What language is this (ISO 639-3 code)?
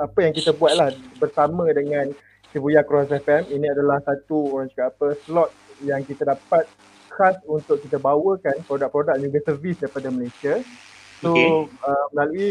msa